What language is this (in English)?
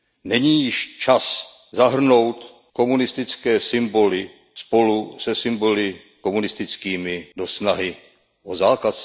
Czech